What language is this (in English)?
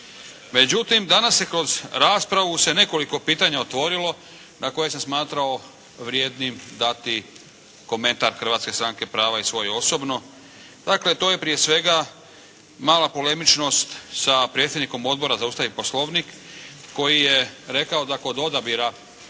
Croatian